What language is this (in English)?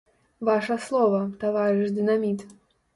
Belarusian